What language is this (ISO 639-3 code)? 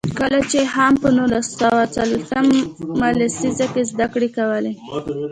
pus